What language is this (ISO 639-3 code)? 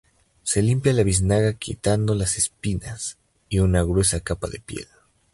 spa